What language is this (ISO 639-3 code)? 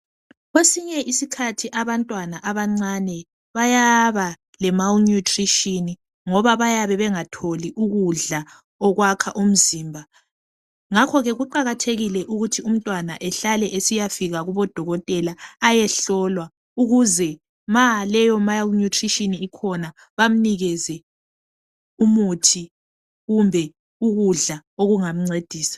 nde